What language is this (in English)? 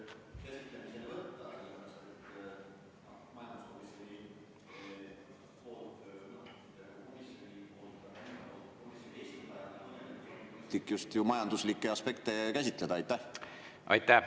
Estonian